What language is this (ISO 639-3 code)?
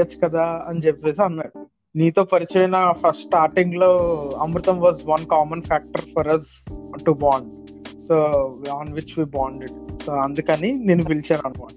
tel